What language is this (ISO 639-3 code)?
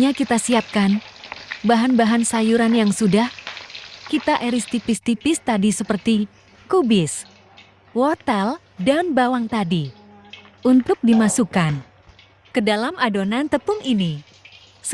ind